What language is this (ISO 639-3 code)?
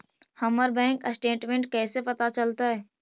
mag